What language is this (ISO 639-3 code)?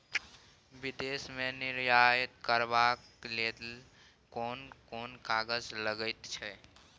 mai